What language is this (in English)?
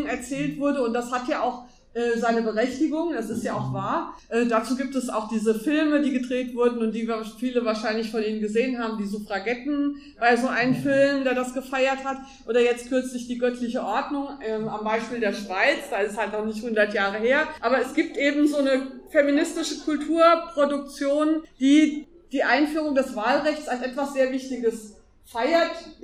German